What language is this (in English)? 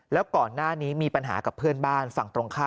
Thai